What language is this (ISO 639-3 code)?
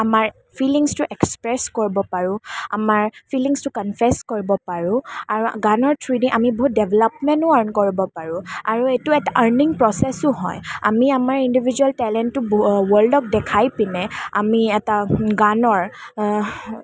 asm